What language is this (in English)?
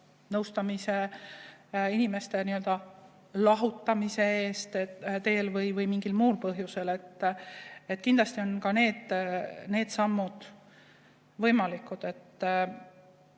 Estonian